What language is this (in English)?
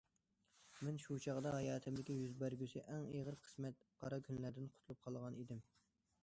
Uyghur